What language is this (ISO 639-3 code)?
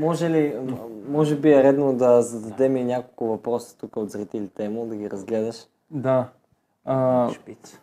bul